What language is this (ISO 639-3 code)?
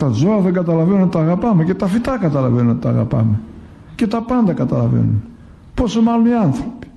ell